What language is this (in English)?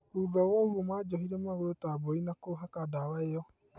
Kikuyu